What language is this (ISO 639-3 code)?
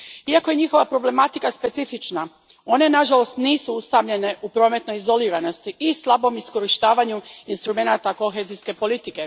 hrv